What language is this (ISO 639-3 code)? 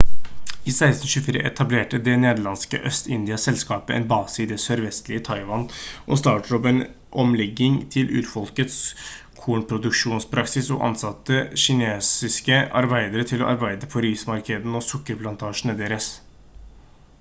nob